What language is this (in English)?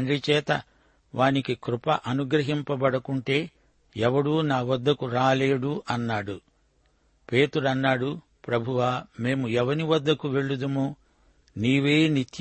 Telugu